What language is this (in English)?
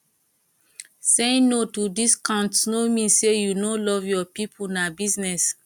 Nigerian Pidgin